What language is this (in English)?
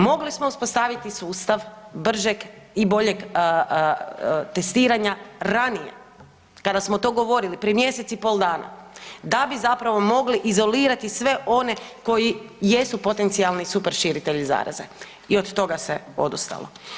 Croatian